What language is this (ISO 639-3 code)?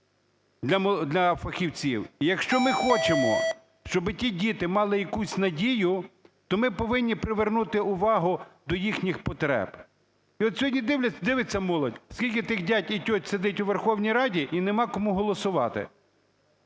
ukr